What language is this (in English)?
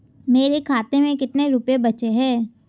Hindi